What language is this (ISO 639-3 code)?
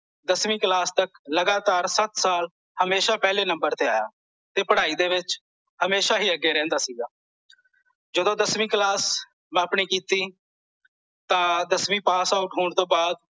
pan